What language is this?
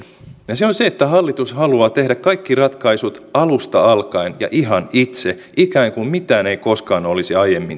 Finnish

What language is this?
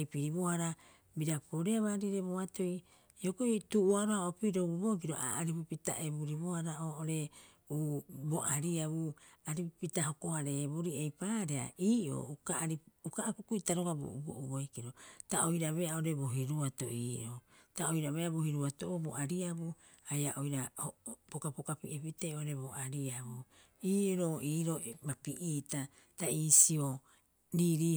Rapoisi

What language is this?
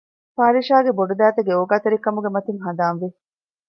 Divehi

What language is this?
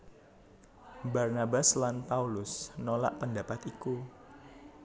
Javanese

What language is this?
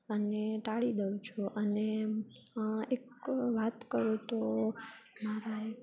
Gujarati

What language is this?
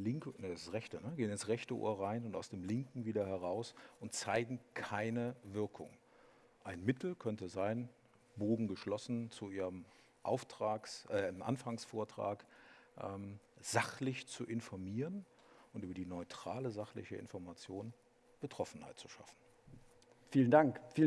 German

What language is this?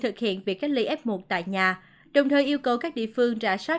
Vietnamese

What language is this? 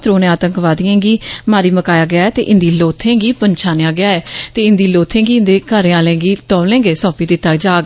Dogri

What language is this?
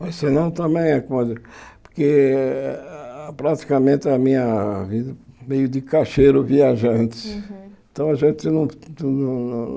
Portuguese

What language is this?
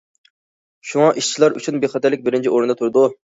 Uyghur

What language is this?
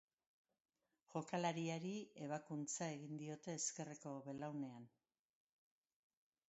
Basque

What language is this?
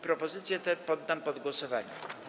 Polish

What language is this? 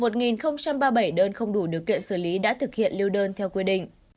Vietnamese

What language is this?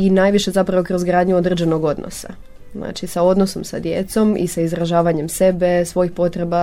Croatian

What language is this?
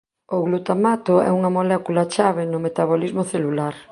Galician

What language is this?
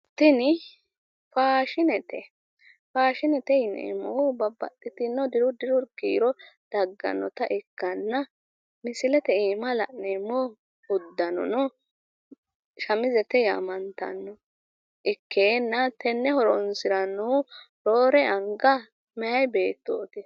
Sidamo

